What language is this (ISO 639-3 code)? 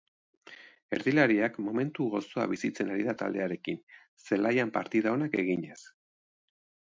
eus